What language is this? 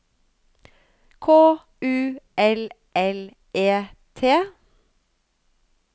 Norwegian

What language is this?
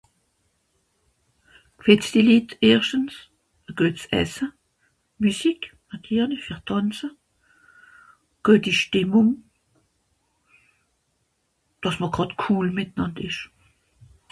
Swiss German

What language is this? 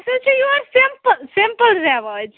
Kashmiri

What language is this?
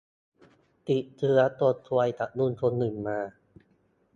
Thai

